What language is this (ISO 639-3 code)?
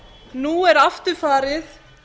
isl